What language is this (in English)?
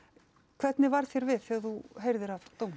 Icelandic